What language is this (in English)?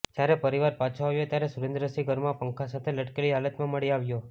Gujarati